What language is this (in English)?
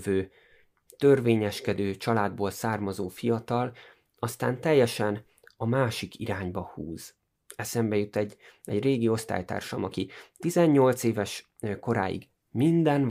Hungarian